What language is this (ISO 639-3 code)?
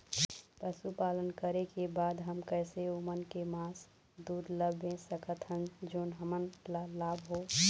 hne